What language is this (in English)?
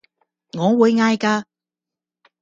Cantonese